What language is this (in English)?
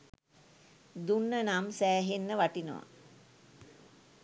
Sinhala